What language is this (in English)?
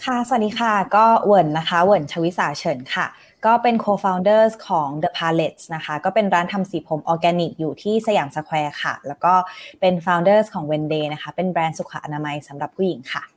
Thai